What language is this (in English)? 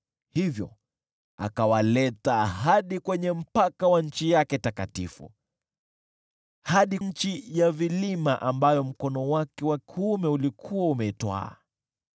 Swahili